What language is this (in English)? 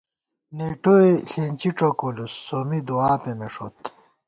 Gawar-Bati